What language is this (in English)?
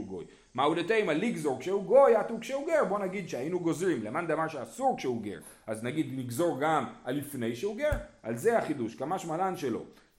Hebrew